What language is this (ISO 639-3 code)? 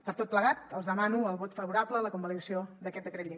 cat